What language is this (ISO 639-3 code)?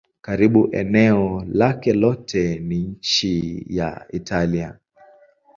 swa